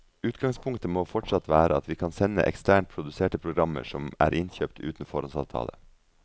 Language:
Norwegian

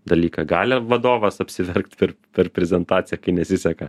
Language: Lithuanian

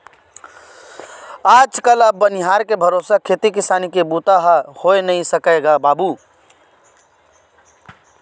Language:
Chhattisgarhi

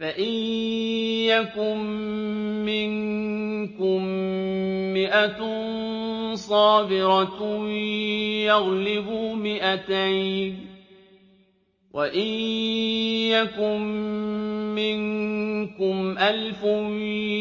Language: Arabic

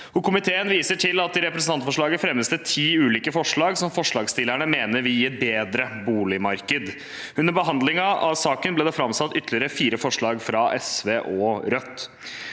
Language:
Norwegian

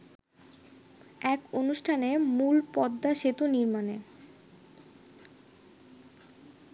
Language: Bangla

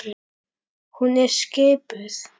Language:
Icelandic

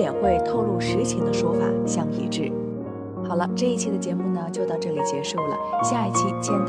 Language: Chinese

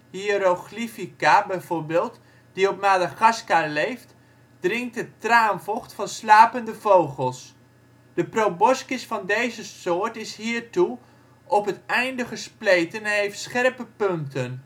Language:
Dutch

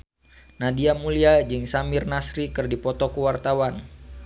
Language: Sundanese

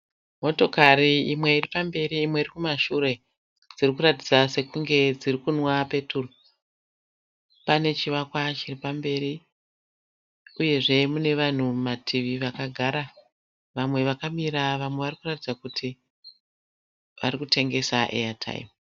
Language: Shona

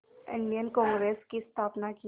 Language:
Hindi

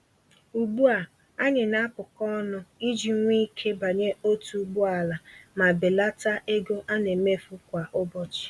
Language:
Igbo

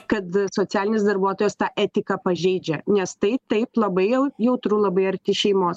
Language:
Lithuanian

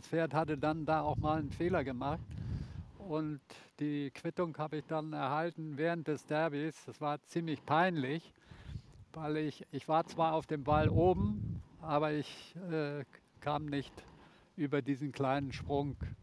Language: German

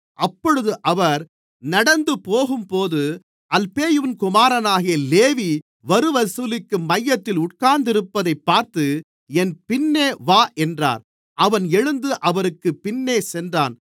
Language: Tamil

